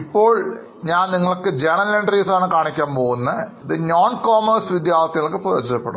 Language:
Malayalam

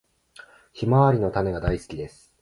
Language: Japanese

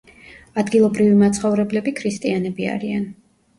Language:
Georgian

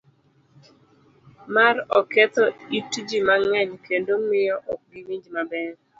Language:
Luo (Kenya and Tanzania)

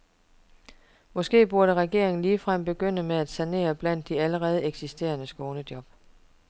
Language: Danish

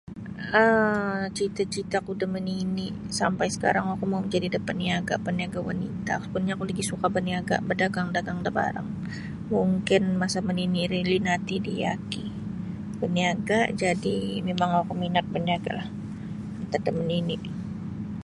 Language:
Sabah Bisaya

